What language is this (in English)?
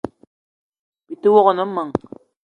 Eton (Cameroon)